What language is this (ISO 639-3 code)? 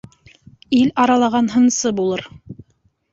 bak